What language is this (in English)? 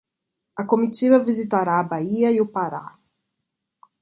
Portuguese